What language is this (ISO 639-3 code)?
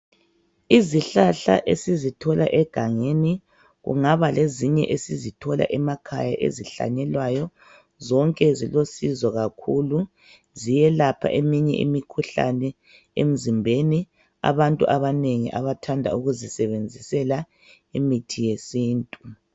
nde